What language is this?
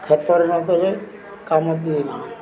Odia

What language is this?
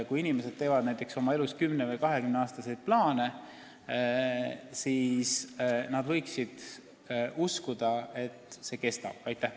Estonian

